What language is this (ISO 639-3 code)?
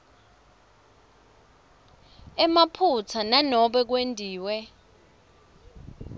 ssw